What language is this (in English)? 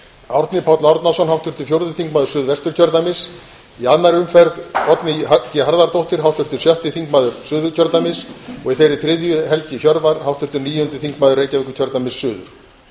Icelandic